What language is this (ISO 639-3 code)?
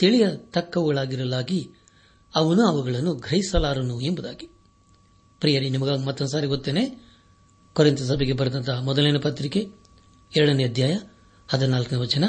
kan